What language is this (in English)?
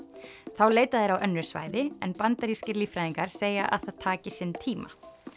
Icelandic